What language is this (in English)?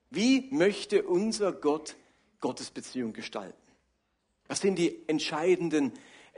German